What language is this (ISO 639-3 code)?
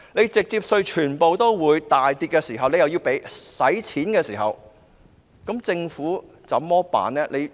yue